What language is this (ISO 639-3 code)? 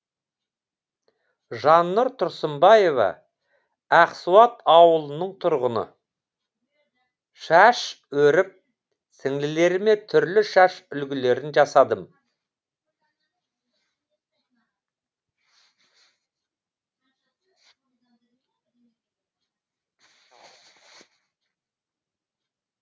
kaz